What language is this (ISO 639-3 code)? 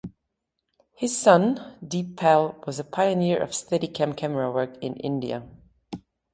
eng